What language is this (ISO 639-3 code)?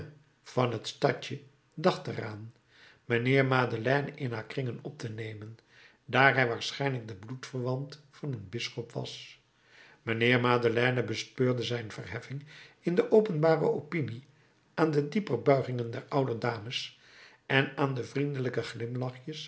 nld